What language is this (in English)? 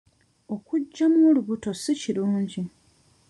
Ganda